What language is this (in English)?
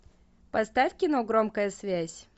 Russian